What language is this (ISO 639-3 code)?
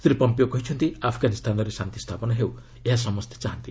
ori